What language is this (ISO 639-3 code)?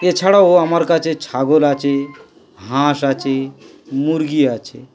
ben